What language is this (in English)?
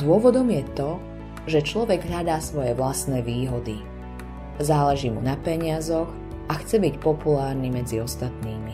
Slovak